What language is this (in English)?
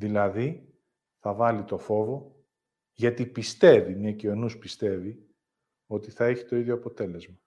Greek